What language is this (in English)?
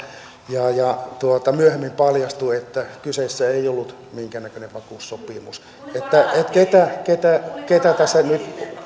Finnish